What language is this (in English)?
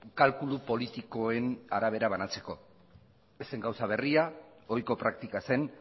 Basque